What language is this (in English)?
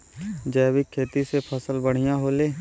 Bhojpuri